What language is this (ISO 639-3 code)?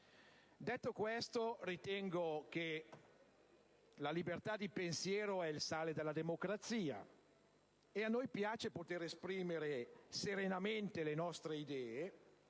ita